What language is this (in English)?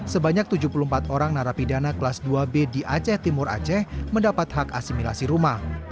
Indonesian